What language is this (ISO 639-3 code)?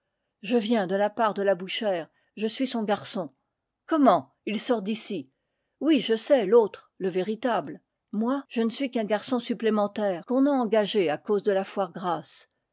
fra